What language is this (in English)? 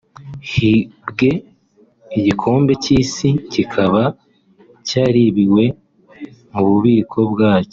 Kinyarwanda